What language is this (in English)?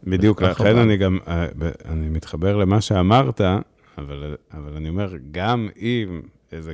Hebrew